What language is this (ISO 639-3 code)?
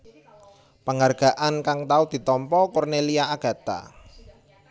jav